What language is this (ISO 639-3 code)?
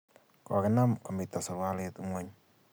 kln